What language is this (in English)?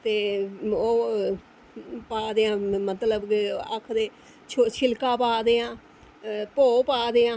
Dogri